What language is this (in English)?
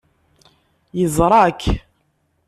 Kabyle